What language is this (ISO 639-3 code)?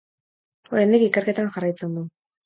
eus